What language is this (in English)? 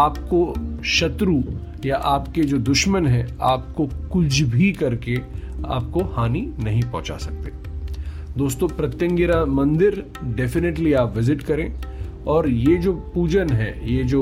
Hindi